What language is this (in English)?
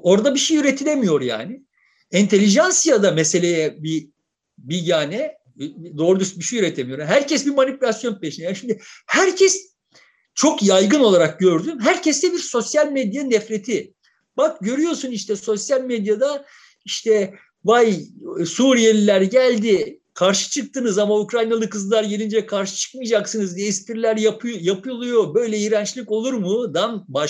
Turkish